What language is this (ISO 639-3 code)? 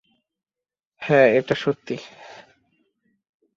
ben